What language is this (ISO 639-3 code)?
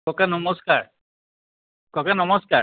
asm